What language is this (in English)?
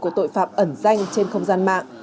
Vietnamese